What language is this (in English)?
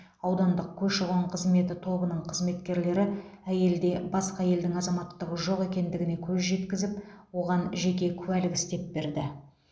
Kazakh